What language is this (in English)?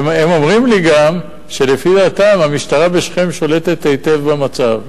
Hebrew